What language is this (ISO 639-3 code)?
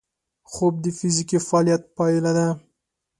pus